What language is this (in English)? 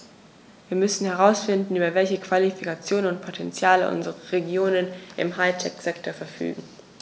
German